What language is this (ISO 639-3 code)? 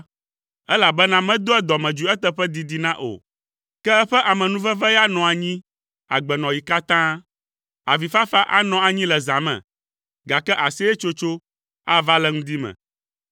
ewe